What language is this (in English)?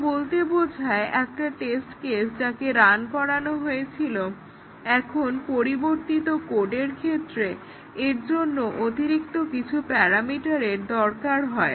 Bangla